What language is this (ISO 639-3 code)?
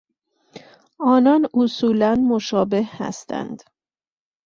fas